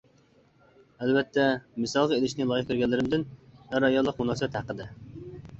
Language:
Uyghur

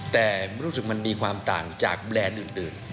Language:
Thai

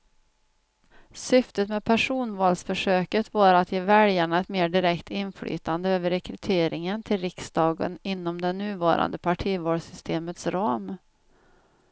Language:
Swedish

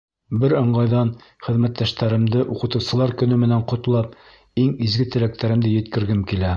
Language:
Bashkir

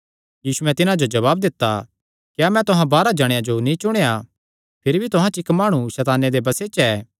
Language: Kangri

